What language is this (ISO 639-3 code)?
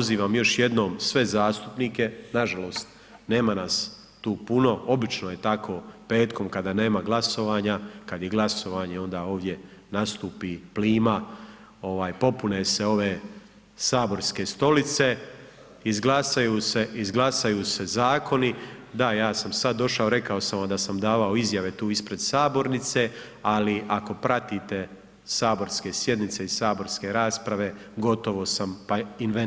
hrv